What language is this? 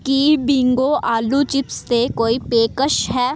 Punjabi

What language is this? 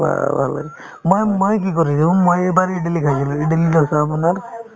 Assamese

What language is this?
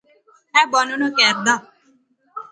Pahari-Potwari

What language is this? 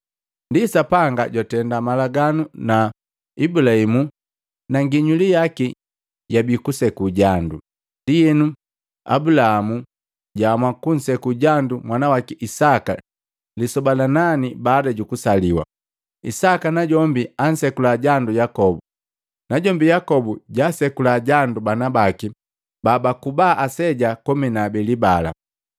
Matengo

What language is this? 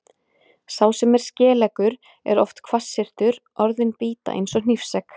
Icelandic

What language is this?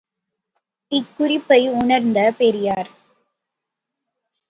Tamil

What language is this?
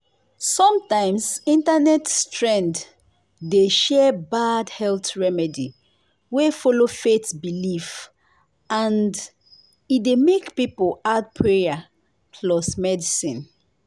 Nigerian Pidgin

